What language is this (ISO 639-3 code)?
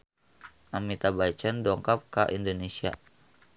sun